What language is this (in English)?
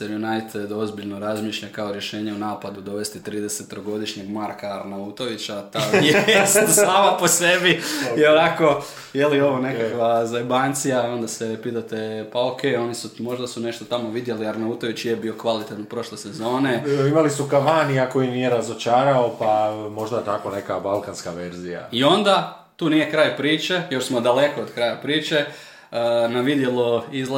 Croatian